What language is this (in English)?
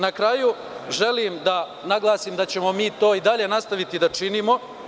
Serbian